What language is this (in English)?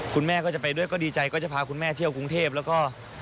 Thai